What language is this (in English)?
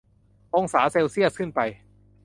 Thai